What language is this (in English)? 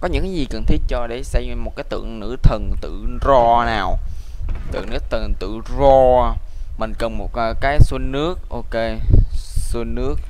Vietnamese